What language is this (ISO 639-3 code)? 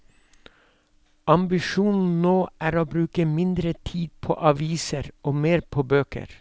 nor